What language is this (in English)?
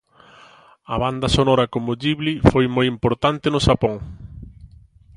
Galician